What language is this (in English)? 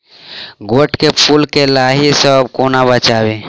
Maithili